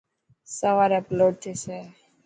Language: Dhatki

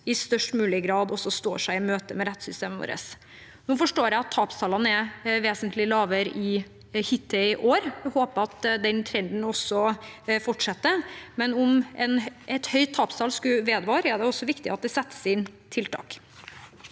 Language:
Norwegian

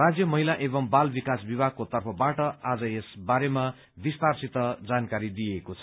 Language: Nepali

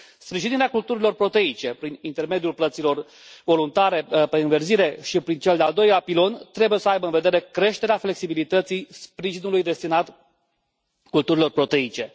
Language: Romanian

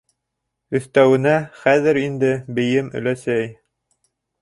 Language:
Bashkir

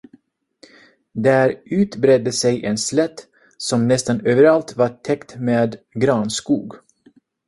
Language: Swedish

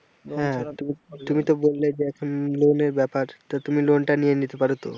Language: Bangla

